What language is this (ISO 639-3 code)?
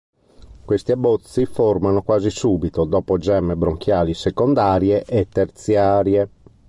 ita